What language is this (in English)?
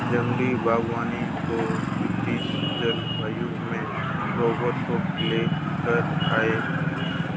Hindi